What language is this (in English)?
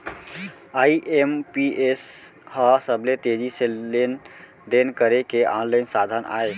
Chhattisgarhi